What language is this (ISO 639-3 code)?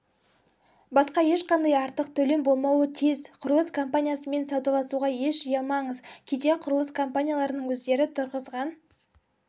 kaz